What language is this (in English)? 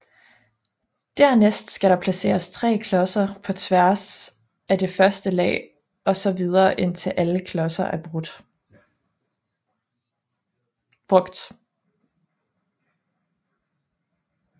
Danish